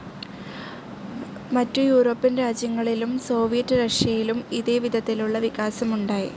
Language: Malayalam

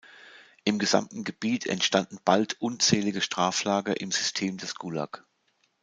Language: German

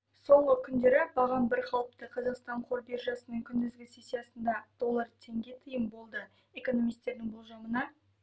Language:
Kazakh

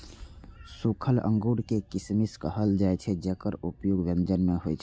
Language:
Maithili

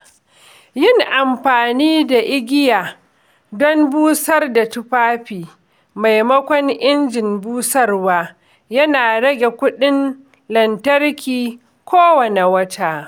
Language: Hausa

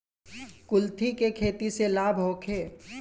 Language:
Bhojpuri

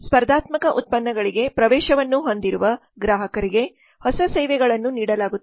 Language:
Kannada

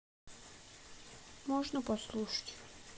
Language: Russian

